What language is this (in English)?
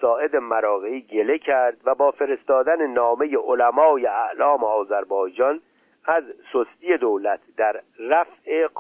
Persian